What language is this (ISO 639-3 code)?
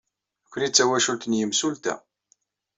kab